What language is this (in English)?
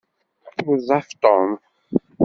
Kabyle